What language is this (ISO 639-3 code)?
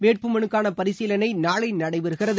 tam